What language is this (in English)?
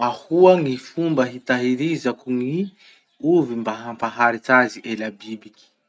Masikoro Malagasy